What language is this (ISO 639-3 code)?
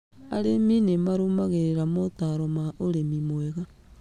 kik